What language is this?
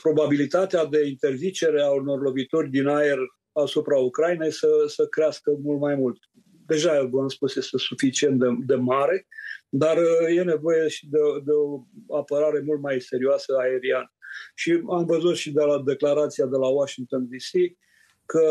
Romanian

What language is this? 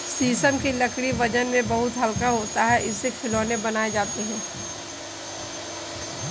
Hindi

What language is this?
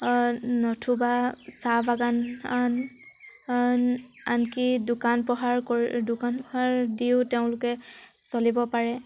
Assamese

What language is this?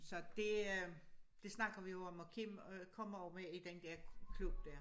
Danish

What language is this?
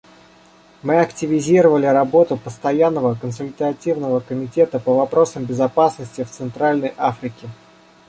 Russian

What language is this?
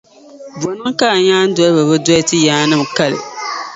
Dagbani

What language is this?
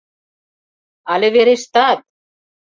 Mari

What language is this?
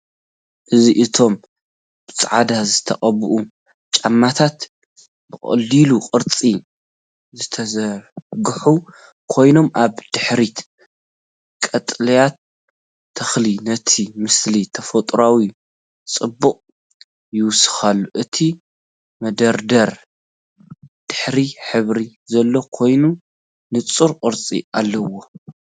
Tigrinya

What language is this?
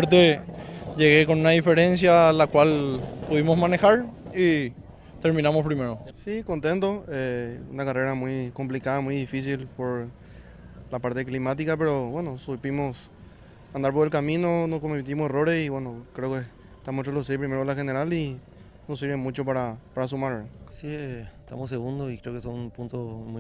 Spanish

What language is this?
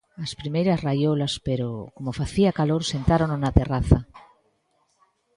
Galician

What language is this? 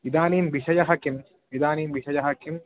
Sanskrit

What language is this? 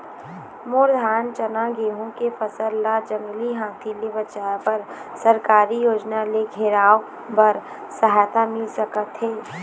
Chhattisgarhi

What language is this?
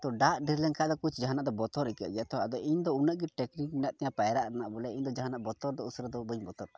Santali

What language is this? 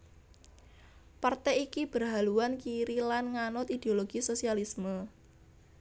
Javanese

